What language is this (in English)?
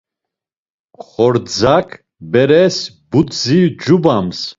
Laz